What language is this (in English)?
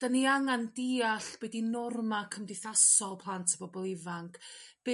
Welsh